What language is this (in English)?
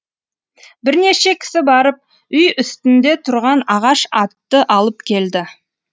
Kazakh